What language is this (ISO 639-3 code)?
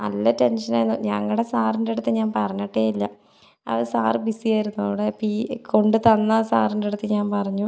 mal